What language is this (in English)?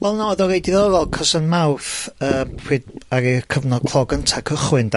Welsh